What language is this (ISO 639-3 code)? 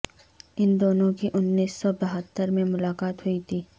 urd